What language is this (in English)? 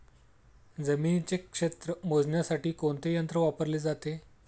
Marathi